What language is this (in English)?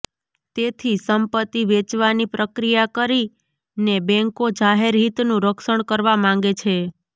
Gujarati